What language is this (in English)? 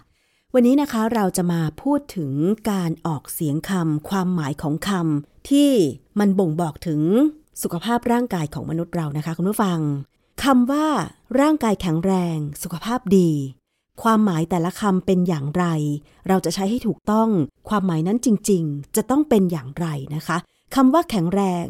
Thai